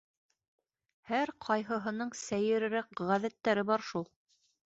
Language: Bashkir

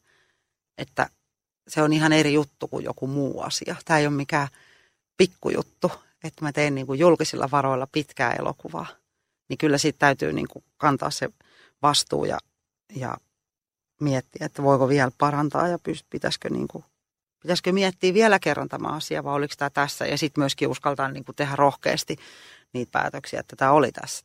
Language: Finnish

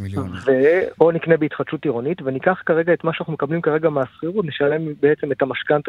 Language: Hebrew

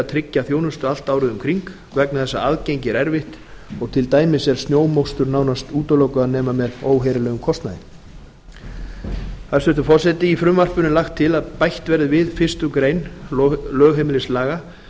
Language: Icelandic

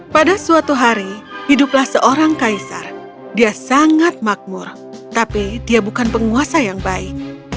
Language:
Indonesian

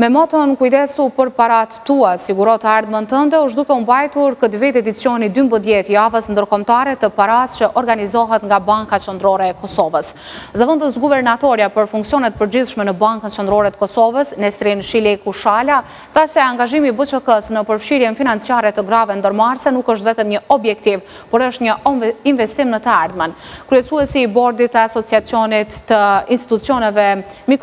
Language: Romanian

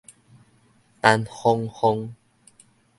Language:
Min Nan Chinese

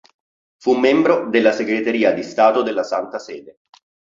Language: Italian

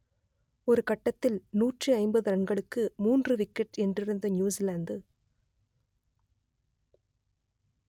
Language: Tamil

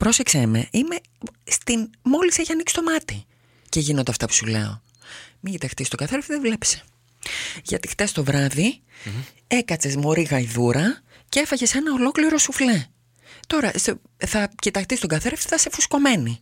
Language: Greek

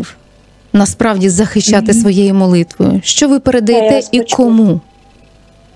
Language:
Ukrainian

